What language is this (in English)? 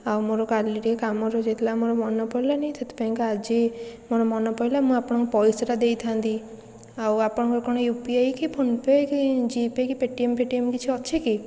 Odia